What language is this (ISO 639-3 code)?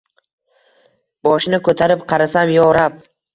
uzb